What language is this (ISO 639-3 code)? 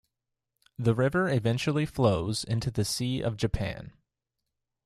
eng